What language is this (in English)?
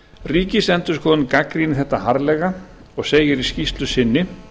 Icelandic